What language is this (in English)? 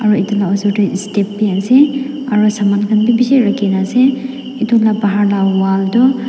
Naga Pidgin